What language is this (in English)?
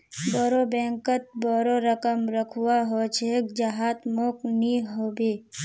Magahi